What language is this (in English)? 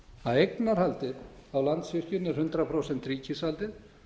Icelandic